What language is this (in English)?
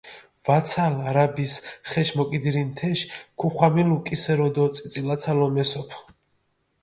Mingrelian